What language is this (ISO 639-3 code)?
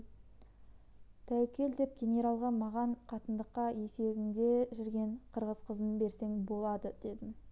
kaz